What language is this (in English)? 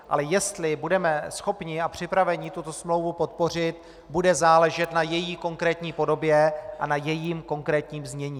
Czech